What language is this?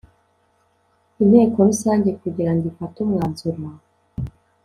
Kinyarwanda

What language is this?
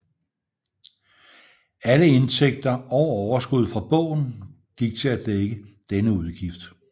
Danish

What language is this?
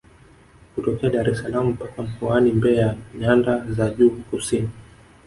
Swahili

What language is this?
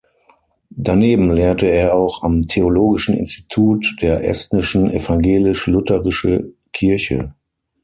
German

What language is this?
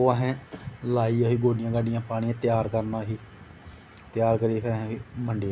Dogri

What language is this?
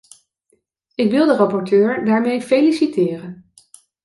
Dutch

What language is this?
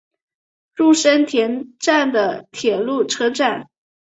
Chinese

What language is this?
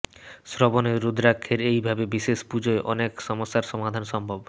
Bangla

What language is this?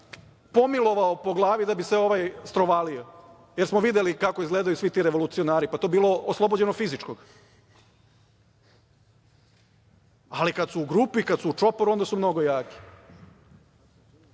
Serbian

